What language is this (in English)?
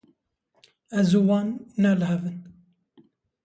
Kurdish